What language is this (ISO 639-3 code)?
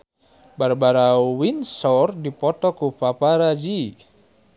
sun